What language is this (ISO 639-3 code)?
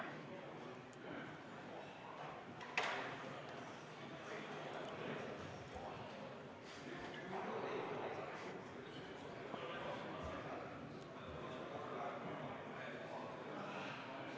est